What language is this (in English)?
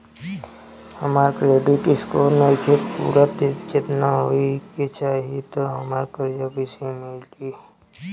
Bhojpuri